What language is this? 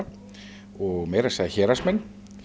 Icelandic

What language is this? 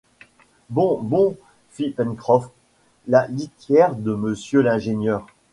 French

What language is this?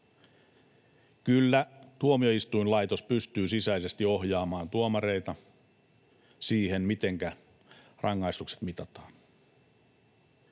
Finnish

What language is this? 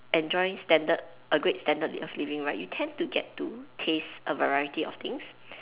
English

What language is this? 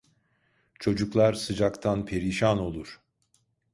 Turkish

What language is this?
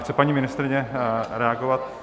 Czech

